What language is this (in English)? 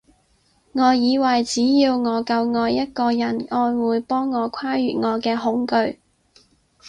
Cantonese